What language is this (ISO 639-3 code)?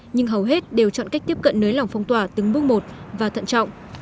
vie